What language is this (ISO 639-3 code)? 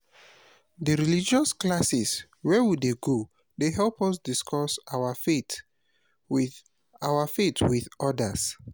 pcm